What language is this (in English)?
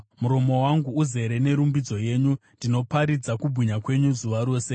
Shona